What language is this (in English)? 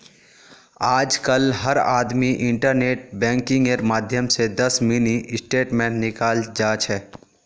Magahi